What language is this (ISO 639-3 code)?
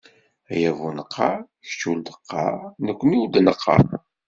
kab